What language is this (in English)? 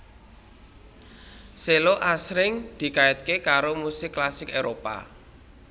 Javanese